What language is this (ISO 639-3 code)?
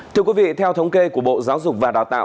vie